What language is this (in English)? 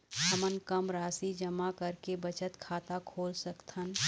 Chhattisgarhi